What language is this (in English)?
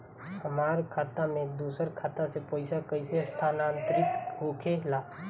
Bhojpuri